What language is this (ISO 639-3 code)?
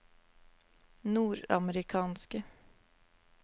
nor